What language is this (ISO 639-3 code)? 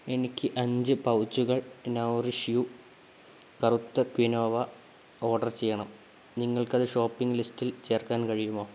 mal